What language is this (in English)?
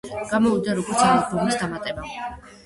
Georgian